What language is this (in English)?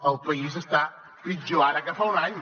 Catalan